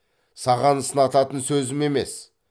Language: Kazakh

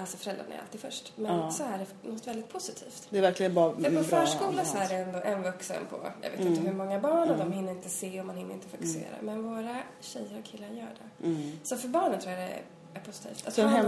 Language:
Swedish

